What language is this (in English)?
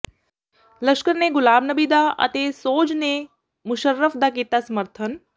Punjabi